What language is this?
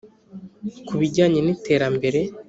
Kinyarwanda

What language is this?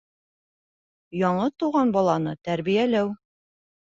Bashkir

